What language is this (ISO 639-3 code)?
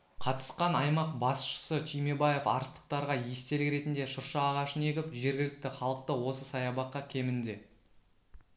kaz